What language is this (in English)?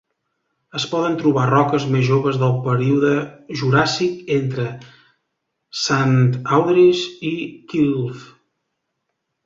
Catalan